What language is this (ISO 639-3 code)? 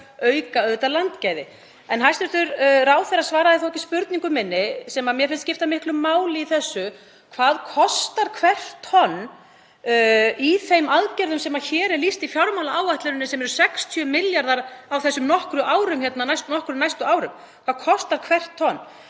isl